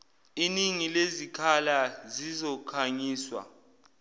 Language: Zulu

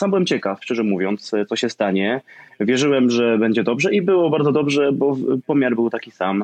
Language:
Polish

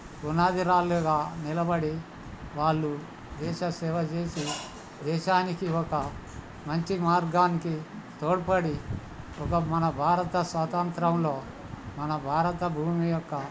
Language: Telugu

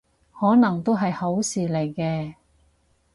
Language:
Cantonese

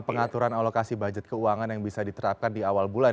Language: Indonesian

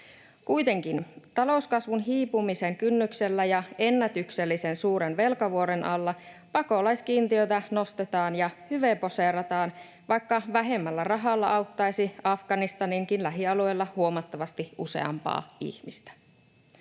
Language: Finnish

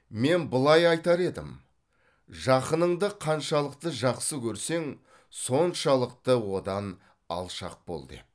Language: Kazakh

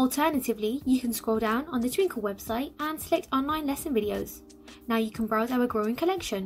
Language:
English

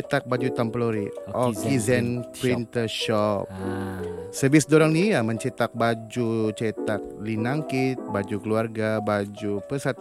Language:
Malay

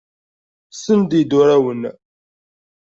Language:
Kabyle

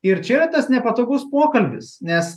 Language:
Lithuanian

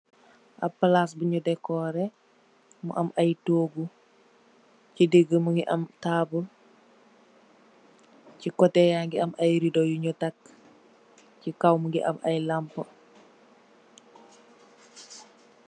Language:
Wolof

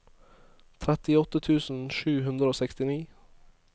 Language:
Norwegian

